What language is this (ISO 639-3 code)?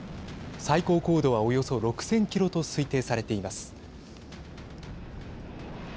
jpn